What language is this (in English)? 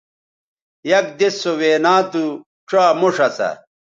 Bateri